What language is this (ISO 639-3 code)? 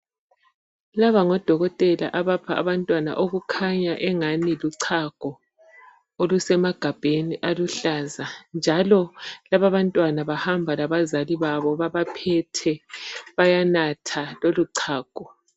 nde